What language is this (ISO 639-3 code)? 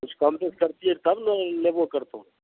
mai